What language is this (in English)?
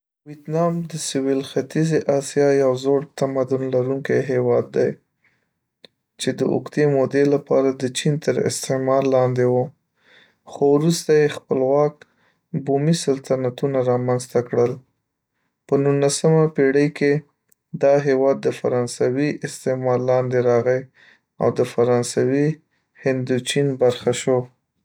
Pashto